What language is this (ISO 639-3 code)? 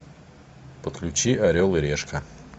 rus